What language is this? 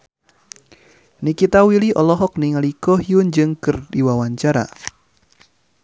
Sundanese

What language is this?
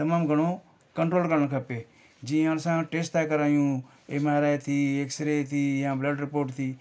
Sindhi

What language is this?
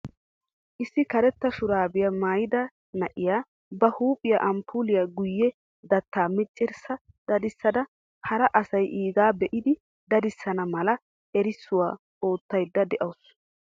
Wolaytta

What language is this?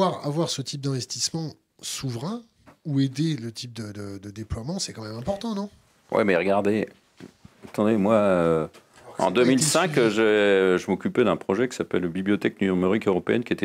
French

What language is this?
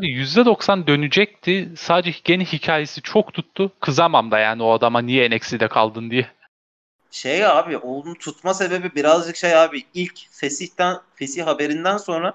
Turkish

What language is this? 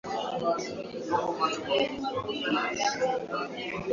Swahili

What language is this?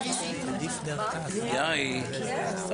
Hebrew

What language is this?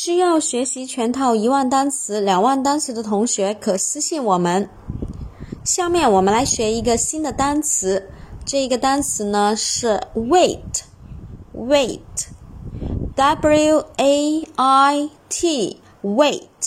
Chinese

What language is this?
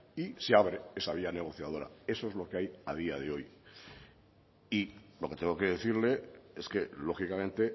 Spanish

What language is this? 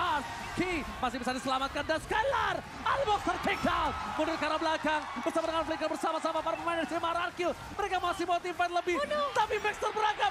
Indonesian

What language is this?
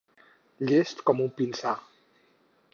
Catalan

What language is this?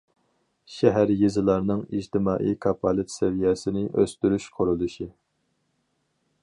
Uyghur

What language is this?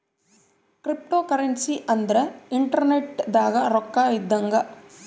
Kannada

